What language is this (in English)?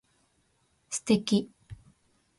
Japanese